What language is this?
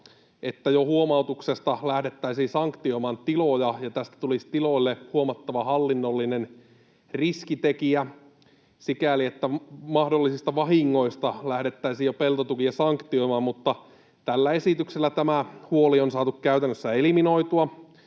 Finnish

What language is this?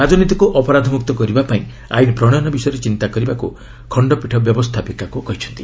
Odia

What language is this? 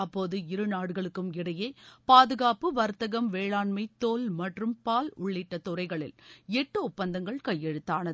Tamil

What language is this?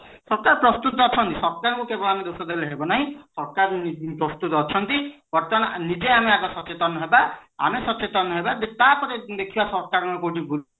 Odia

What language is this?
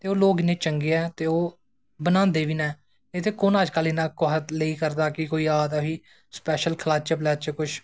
Dogri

